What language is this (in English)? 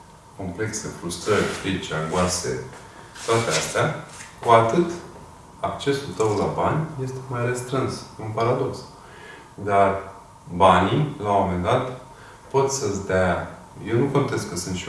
Romanian